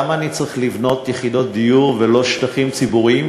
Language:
Hebrew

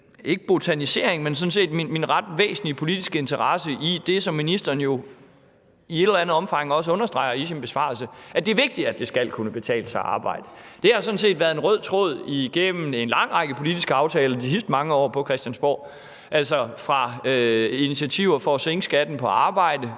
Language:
Danish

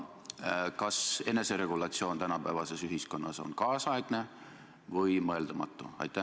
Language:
Estonian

